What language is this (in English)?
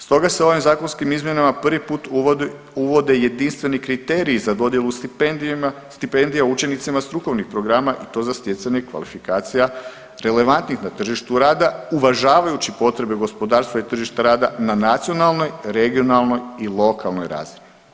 Croatian